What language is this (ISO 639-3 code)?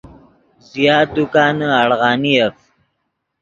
ydg